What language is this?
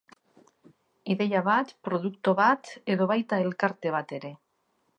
Basque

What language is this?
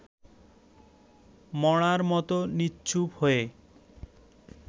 Bangla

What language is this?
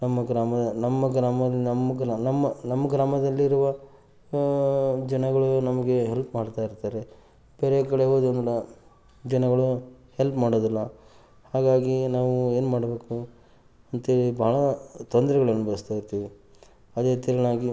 Kannada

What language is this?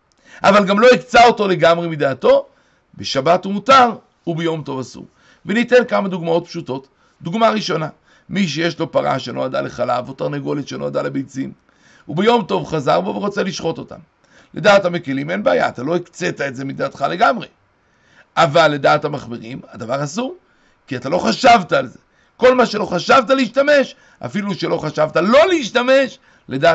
Hebrew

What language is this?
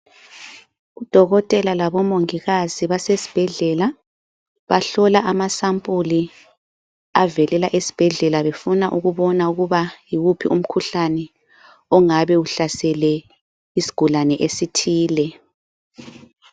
North Ndebele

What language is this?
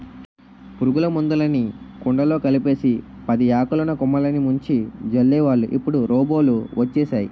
Telugu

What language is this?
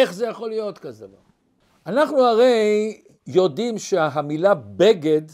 Hebrew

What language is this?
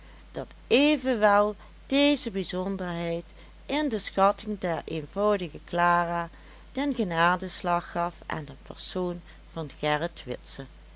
Dutch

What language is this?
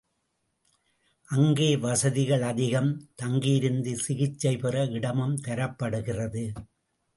Tamil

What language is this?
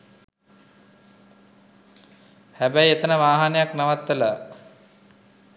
Sinhala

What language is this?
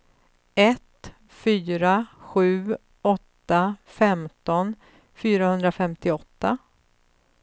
Swedish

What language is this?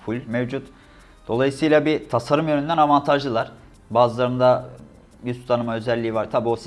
Turkish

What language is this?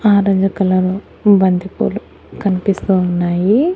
Telugu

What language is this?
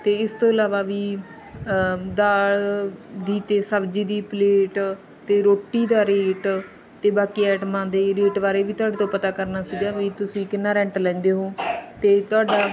Punjabi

